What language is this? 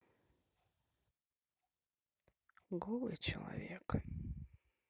Russian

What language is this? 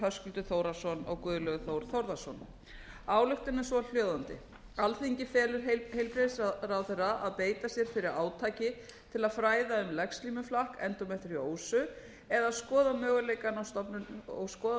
Icelandic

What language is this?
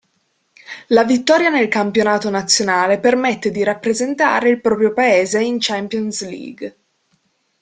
Italian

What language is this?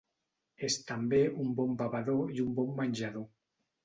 Catalan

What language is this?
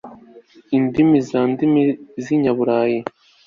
Kinyarwanda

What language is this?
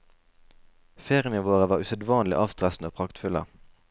Norwegian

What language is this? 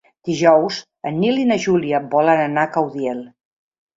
Catalan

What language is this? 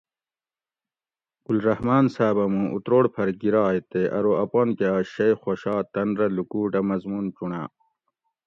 Gawri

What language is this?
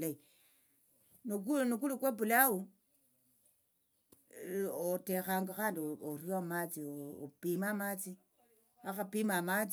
Tsotso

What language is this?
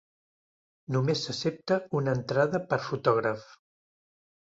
Catalan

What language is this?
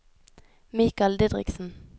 Norwegian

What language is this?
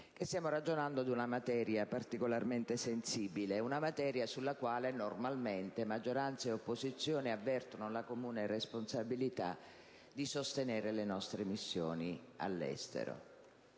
Italian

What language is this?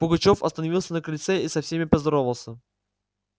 Russian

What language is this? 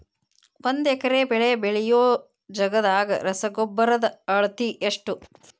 Kannada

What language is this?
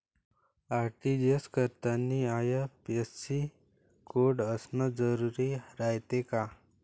Marathi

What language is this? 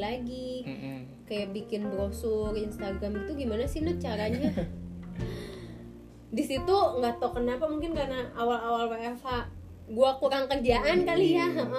Indonesian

